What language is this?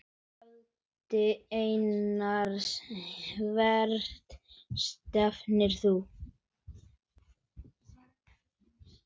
Icelandic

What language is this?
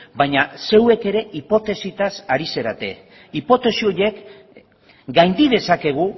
Basque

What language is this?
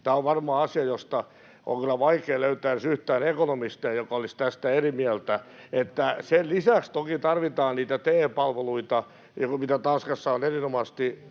Finnish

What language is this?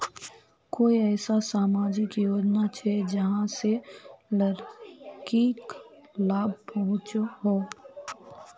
Magahi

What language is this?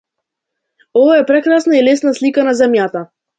Macedonian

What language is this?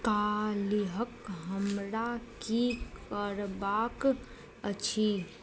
Maithili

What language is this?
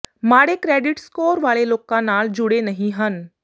Punjabi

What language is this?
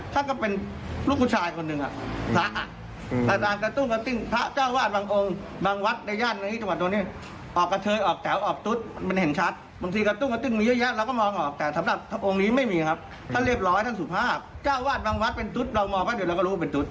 Thai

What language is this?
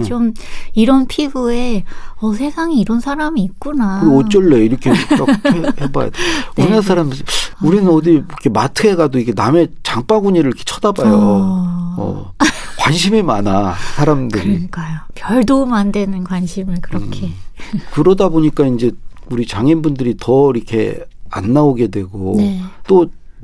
Korean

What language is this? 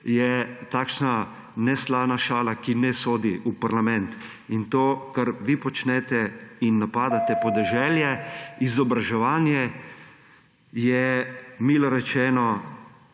Slovenian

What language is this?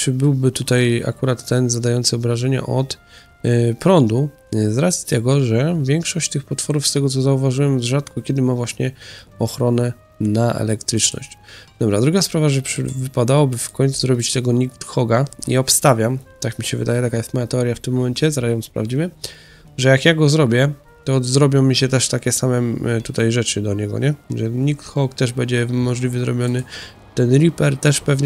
Polish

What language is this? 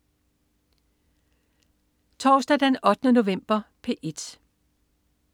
Danish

